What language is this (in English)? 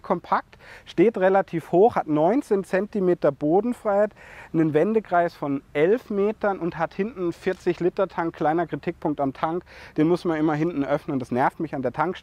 German